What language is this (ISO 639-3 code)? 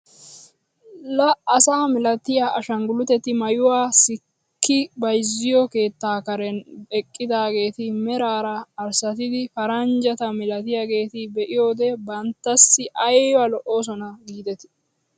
wal